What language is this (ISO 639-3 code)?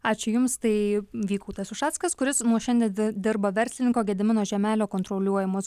lit